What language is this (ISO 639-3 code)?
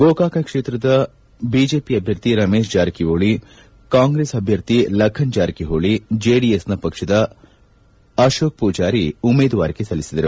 kan